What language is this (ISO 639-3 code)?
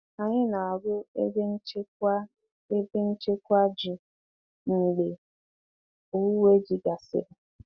ibo